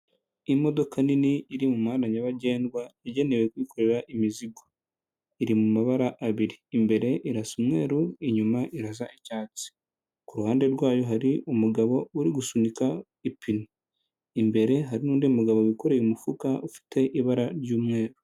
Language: Kinyarwanda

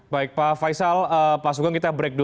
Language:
Indonesian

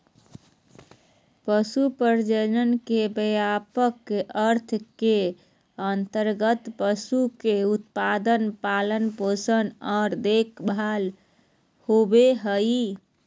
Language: Magahi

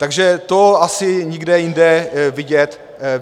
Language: Czech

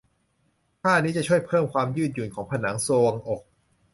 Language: Thai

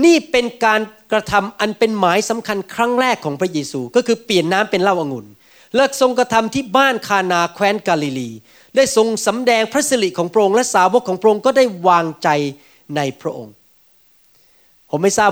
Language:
Thai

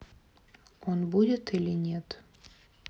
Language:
Russian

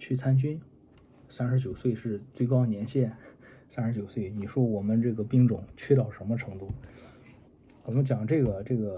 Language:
Chinese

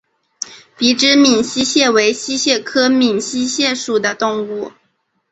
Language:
Chinese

